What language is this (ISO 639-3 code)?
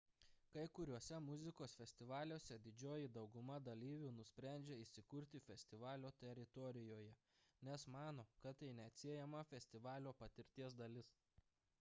lit